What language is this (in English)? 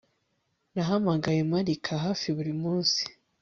Kinyarwanda